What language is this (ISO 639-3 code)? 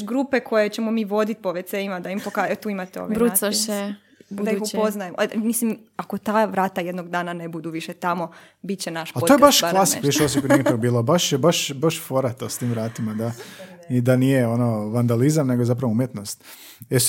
hrv